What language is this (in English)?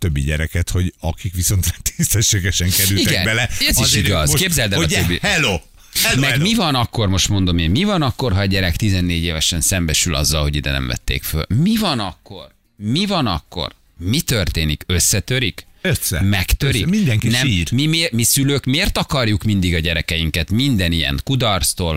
Hungarian